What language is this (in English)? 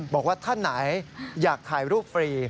Thai